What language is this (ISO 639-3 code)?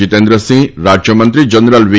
guj